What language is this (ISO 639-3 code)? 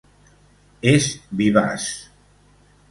cat